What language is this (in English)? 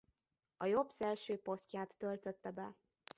Hungarian